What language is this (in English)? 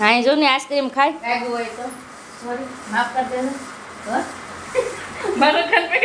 Gujarati